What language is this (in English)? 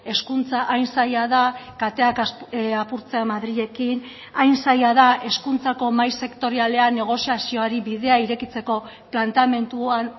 Basque